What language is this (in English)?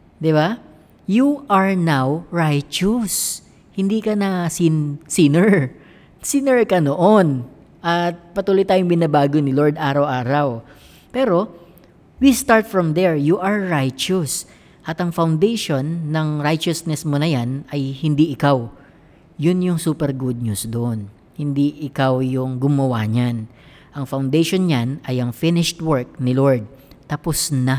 Filipino